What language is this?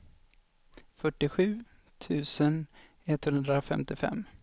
Swedish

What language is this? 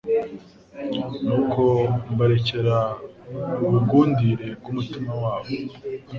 Kinyarwanda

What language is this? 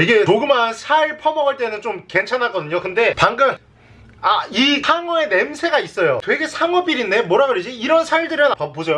Korean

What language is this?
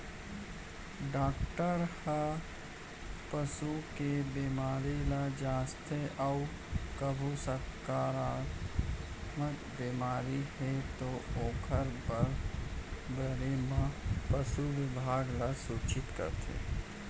Chhattisgarhi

